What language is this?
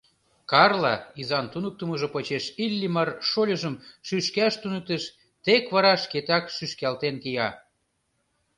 Mari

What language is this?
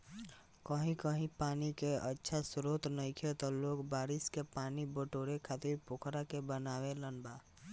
Bhojpuri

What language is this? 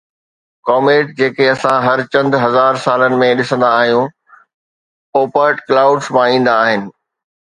Sindhi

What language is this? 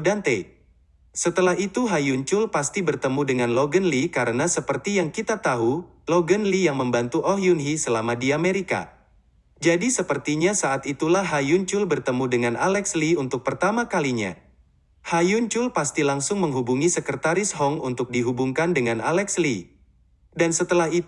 Indonesian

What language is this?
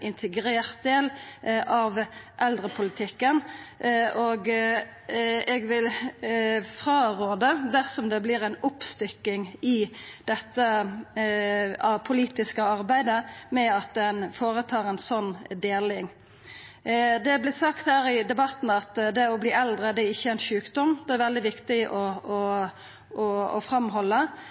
Norwegian Nynorsk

